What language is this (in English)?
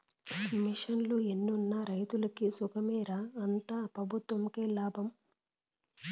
Telugu